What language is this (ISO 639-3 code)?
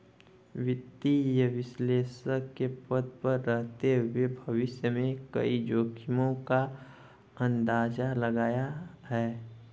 hin